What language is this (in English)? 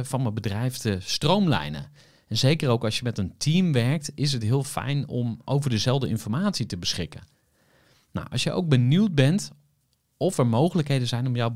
Dutch